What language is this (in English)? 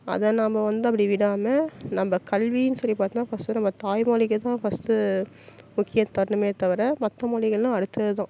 Tamil